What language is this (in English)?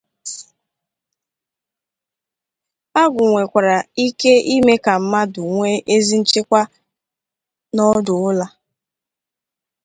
Igbo